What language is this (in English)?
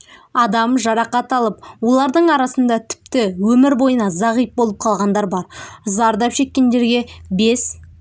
Kazakh